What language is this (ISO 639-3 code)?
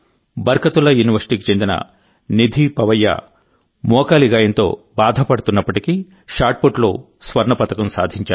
tel